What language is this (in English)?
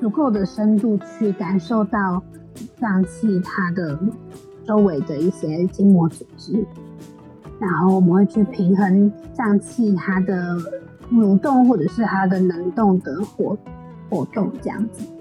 Chinese